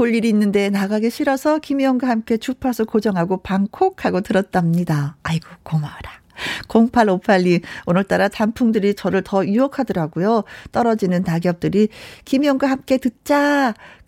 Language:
Korean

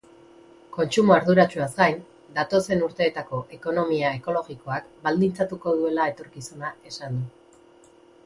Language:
Basque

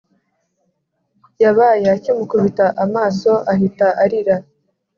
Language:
Kinyarwanda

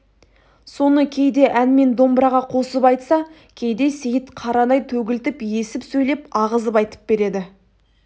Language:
Kazakh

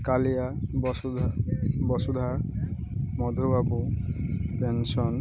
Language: Odia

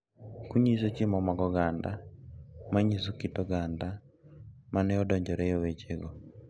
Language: Luo (Kenya and Tanzania)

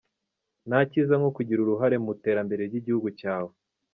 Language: Kinyarwanda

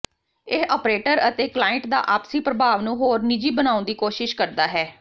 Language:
Punjabi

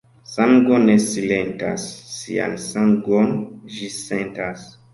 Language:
Esperanto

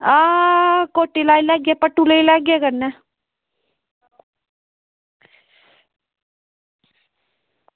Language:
Dogri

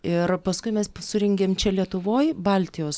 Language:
Lithuanian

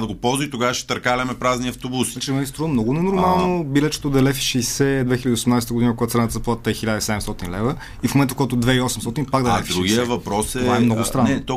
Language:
Bulgarian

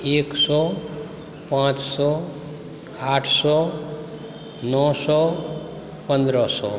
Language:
Maithili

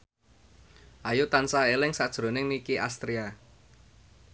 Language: Javanese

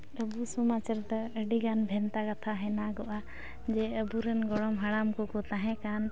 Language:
Santali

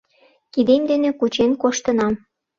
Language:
Mari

